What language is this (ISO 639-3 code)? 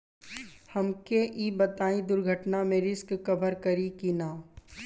bho